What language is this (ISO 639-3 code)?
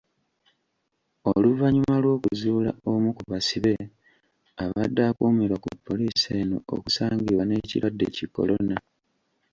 lug